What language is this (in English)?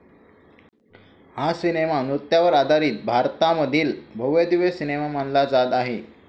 Marathi